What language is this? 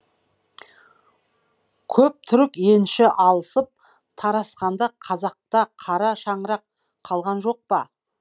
Kazakh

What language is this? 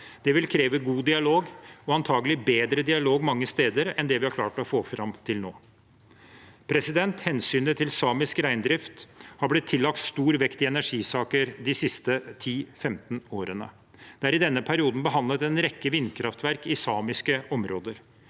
Norwegian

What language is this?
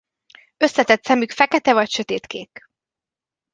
Hungarian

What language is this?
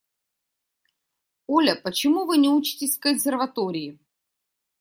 Russian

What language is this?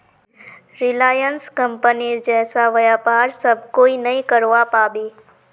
Magahi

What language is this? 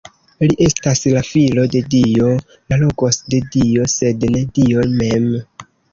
Esperanto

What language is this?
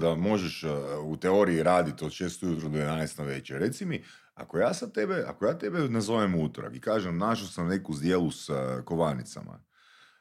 Croatian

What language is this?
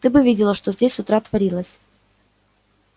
Russian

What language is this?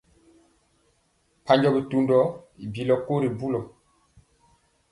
Mpiemo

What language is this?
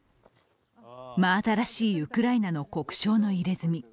Japanese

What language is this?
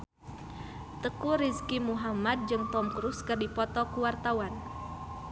Sundanese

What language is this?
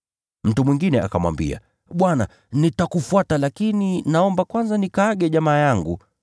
Swahili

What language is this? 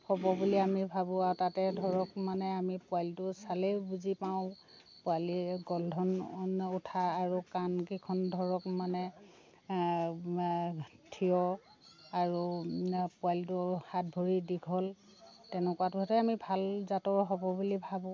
Assamese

